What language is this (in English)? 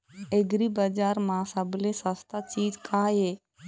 Chhattisgarhi